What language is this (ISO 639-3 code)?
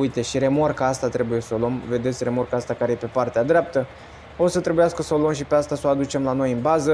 ron